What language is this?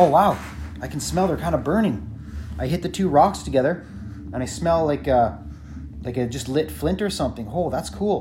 English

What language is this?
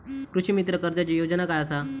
Marathi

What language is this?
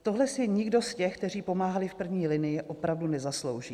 Czech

